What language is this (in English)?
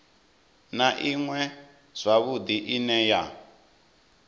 Venda